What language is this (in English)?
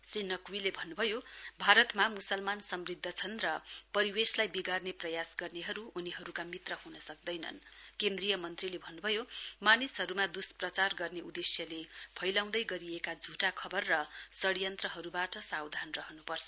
Nepali